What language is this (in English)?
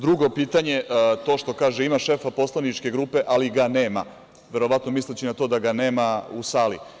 Serbian